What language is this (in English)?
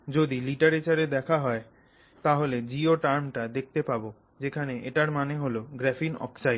Bangla